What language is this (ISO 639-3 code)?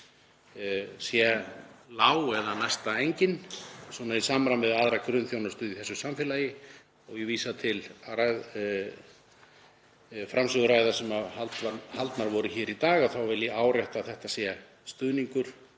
isl